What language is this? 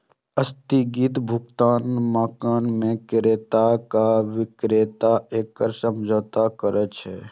Maithili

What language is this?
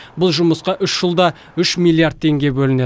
Kazakh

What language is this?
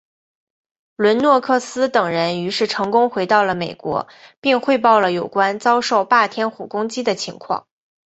Chinese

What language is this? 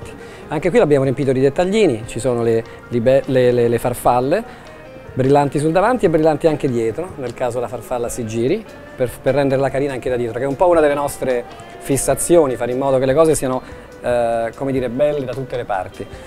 Italian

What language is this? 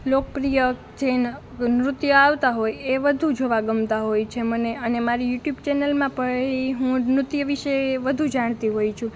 Gujarati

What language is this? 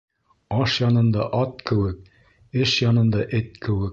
Bashkir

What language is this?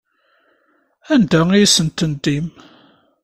Kabyle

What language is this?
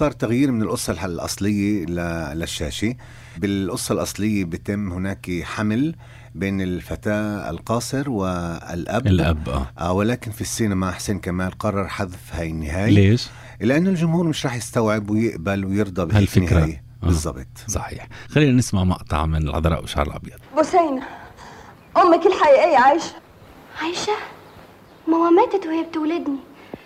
Arabic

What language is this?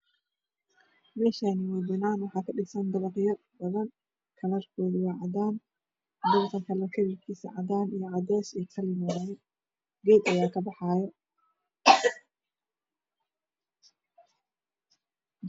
Somali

